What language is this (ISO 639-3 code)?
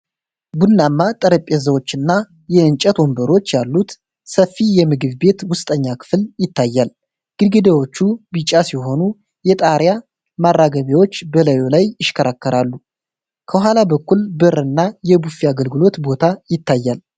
amh